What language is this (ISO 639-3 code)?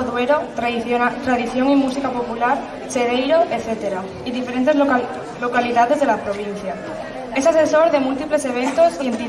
spa